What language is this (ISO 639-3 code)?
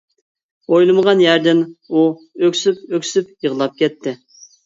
uig